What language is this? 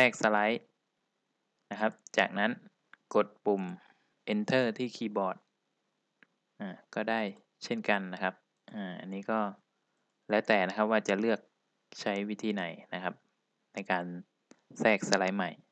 Thai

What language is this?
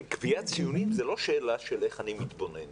Hebrew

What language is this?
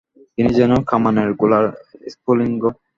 Bangla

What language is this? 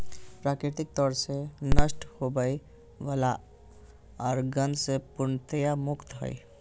Magahi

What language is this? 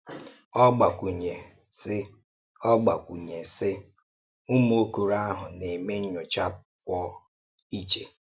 Igbo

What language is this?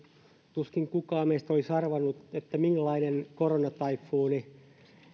Finnish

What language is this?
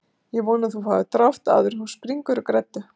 Icelandic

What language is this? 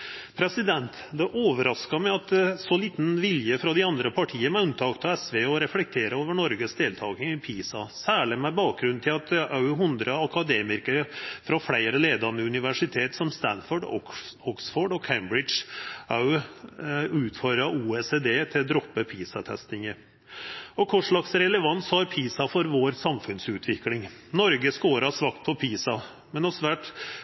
Norwegian Nynorsk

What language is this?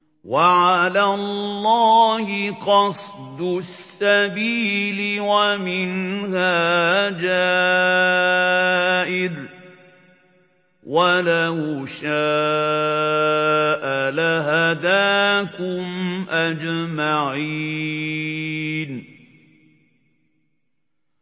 Arabic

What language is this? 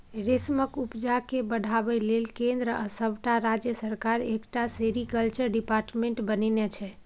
Maithili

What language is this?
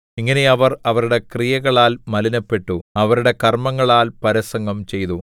Malayalam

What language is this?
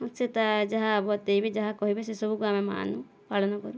Odia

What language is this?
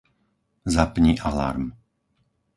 Slovak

